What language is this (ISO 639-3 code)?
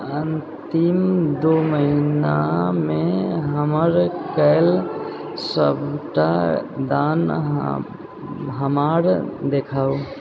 mai